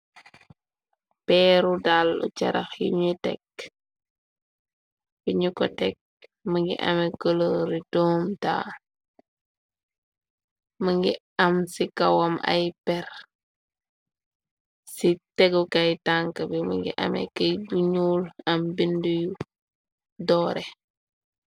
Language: Wolof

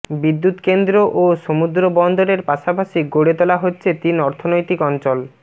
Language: Bangla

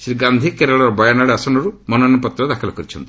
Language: Odia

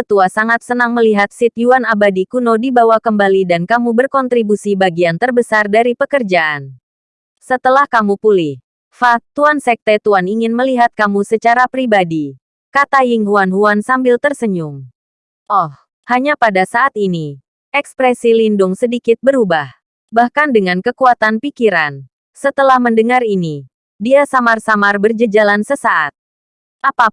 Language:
Indonesian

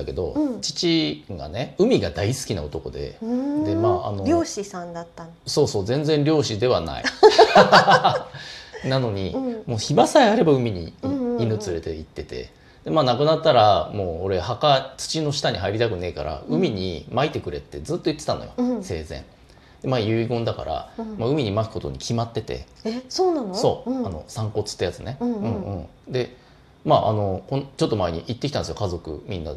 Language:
Japanese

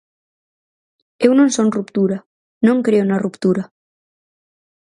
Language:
Galician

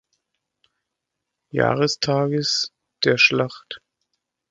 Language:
German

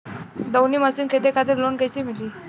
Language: Bhojpuri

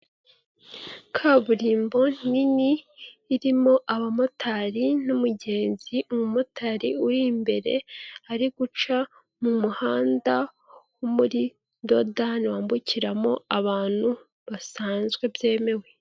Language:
Kinyarwanda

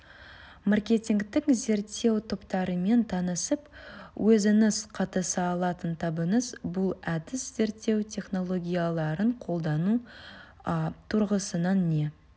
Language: Kazakh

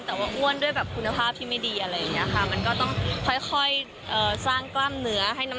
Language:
Thai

